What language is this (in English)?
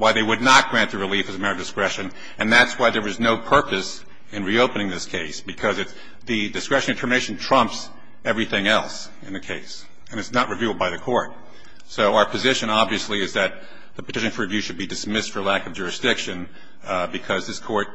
English